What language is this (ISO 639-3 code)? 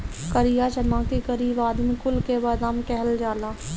bho